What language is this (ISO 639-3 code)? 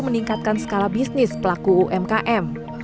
ind